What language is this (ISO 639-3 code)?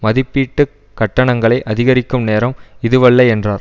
tam